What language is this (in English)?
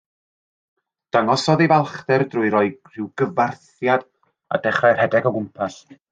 Welsh